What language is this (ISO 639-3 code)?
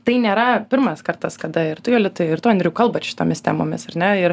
lit